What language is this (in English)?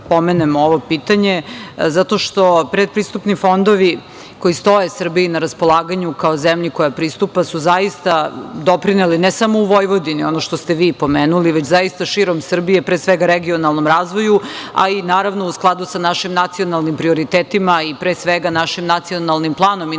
Serbian